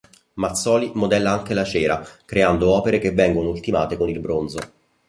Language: Italian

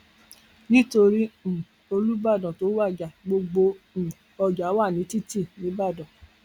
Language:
Yoruba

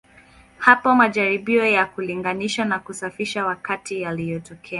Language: Swahili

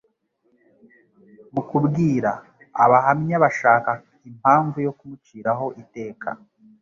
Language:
Kinyarwanda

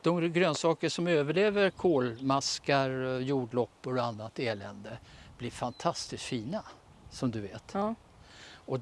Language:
Swedish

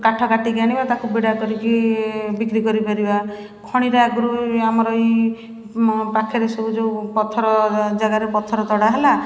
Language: Odia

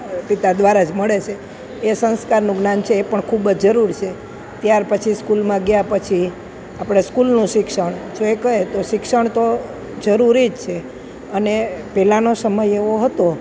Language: Gujarati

